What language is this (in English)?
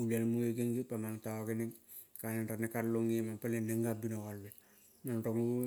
Kol (Papua New Guinea)